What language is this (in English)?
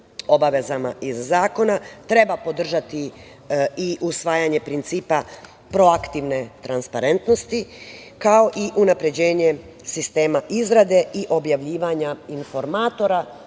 Serbian